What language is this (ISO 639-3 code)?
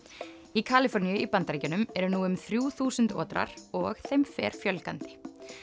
isl